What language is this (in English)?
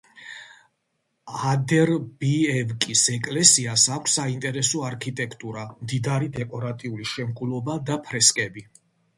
Georgian